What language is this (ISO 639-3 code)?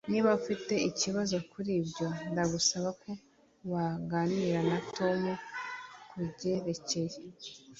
kin